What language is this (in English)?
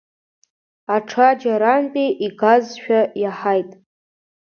Abkhazian